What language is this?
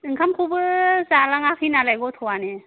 Bodo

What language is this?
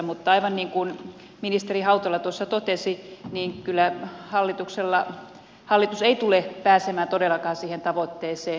Finnish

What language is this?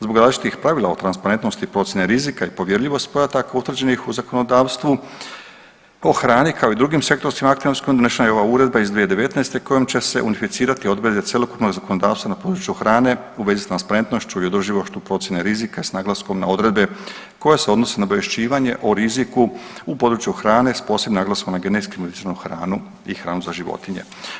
Croatian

